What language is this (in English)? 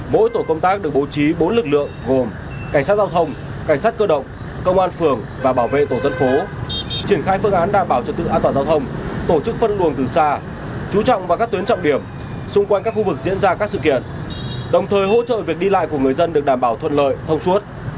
Vietnamese